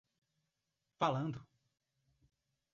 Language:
Portuguese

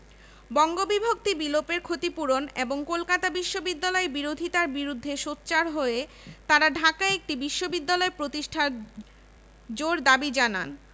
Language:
Bangla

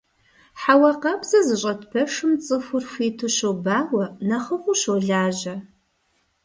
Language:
Kabardian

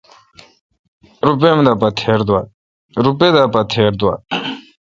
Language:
Kalkoti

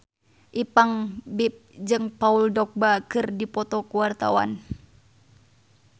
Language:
Sundanese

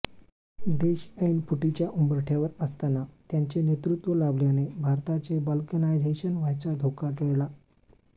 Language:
Marathi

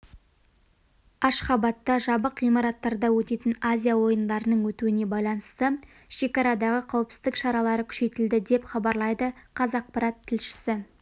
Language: Kazakh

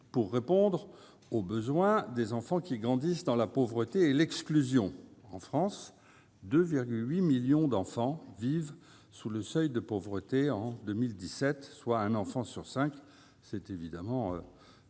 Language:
French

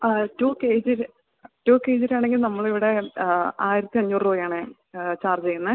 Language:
Malayalam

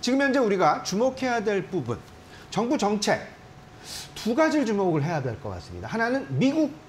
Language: Korean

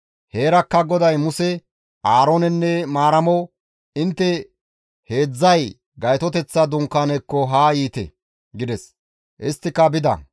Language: Gamo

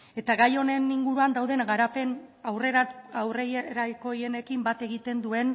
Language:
Basque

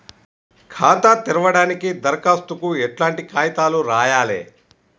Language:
Telugu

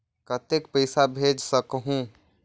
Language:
Chhattisgarhi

